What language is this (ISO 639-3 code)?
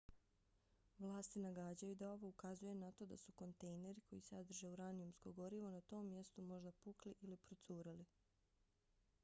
bos